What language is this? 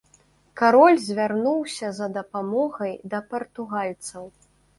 Belarusian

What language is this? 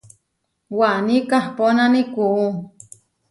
Huarijio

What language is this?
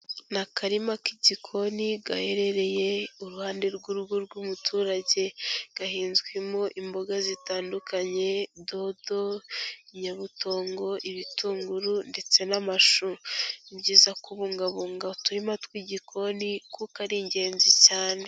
Kinyarwanda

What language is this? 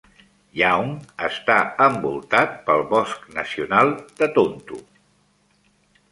Catalan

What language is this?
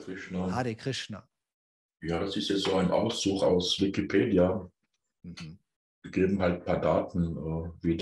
German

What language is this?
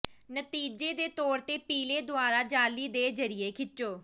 Punjabi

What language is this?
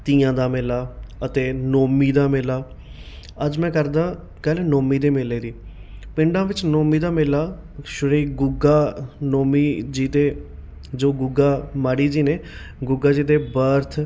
Punjabi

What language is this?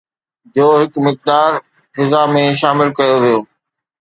Sindhi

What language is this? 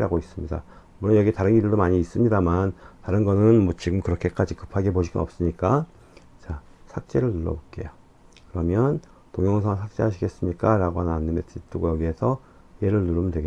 Korean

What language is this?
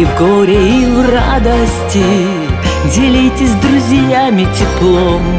Russian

